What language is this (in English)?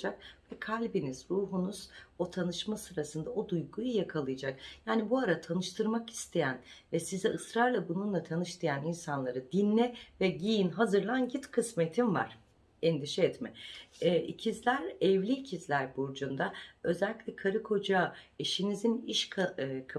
Turkish